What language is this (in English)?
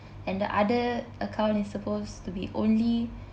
English